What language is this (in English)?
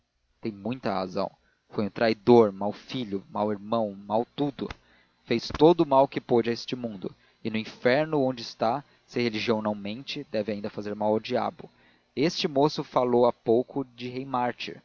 Portuguese